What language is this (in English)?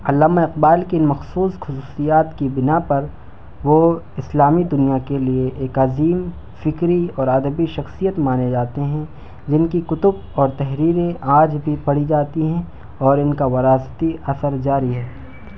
Urdu